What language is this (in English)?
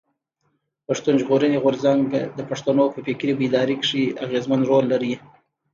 Pashto